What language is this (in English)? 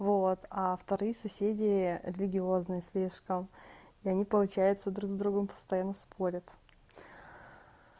Russian